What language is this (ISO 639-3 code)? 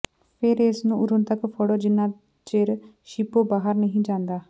pan